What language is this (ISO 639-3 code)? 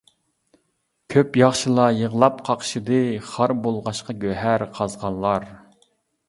uig